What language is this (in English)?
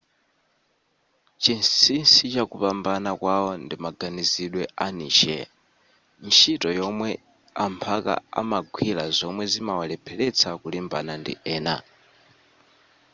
Nyanja